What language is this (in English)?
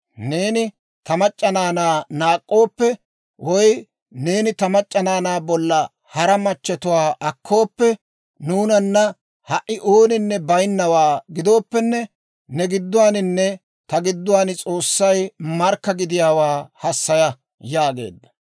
Dawro